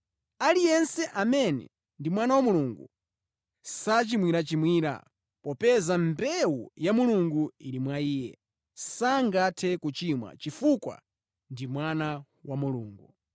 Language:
Nyanja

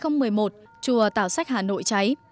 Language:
Vietnamese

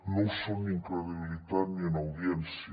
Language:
Catalan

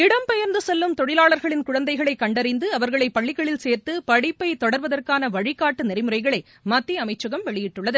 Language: Tamil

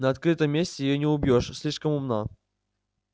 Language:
Russian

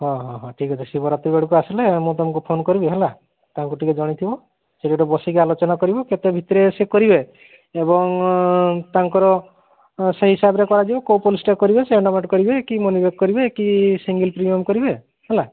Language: Odia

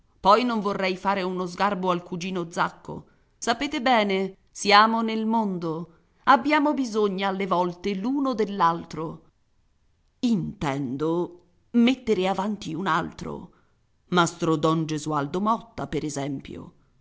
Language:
Italian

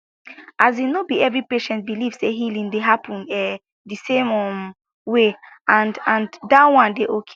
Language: Nigerian Pidgin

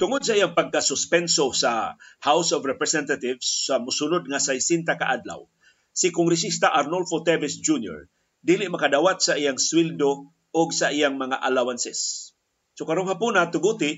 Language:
Filipino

